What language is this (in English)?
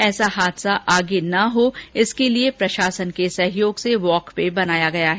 Hindi